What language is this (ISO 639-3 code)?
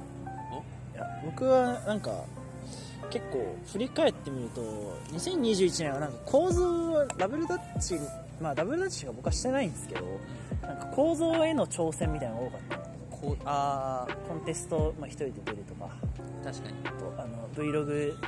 jpn